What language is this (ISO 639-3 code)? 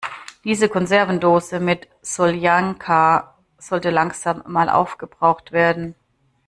deu